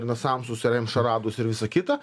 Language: Lithuanian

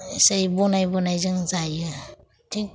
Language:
Bodo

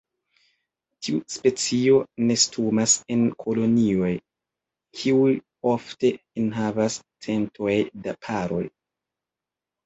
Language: Esperanto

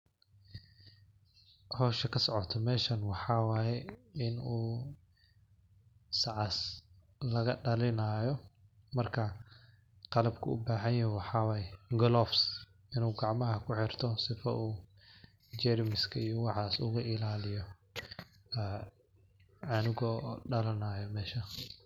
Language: Somali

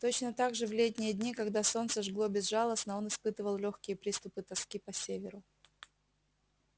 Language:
Russian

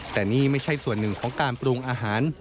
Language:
Thai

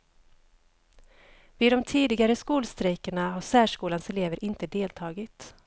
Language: Swedish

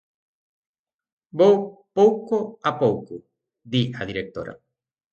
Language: Galician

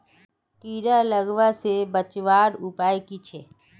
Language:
Magahi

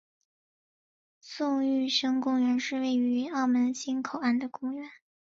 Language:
Chinese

